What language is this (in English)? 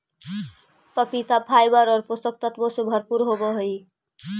Magahi